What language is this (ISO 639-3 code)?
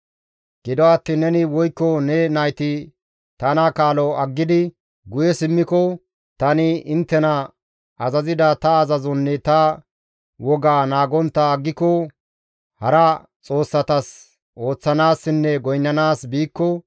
gmv